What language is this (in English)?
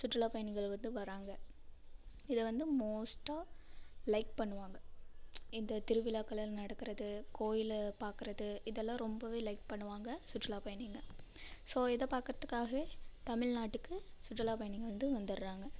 Tamil